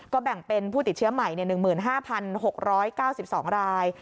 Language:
Thai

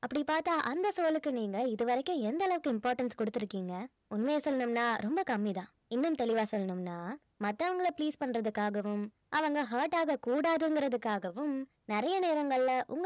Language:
Tamil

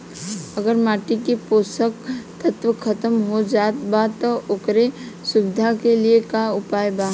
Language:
Bhojpuri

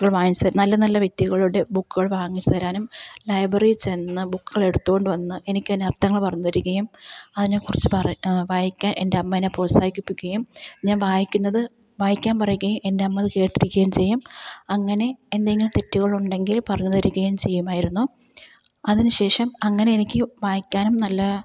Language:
Malayalam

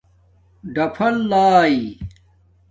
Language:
Domaaki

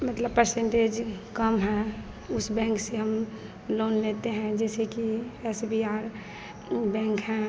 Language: Hindi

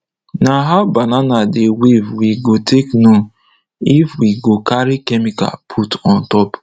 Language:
Nigerian Pidgin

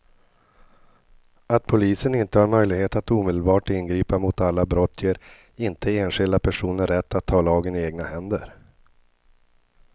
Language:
Swedish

